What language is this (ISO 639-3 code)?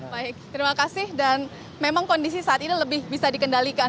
ind